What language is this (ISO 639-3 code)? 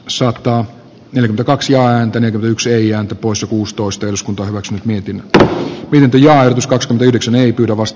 fin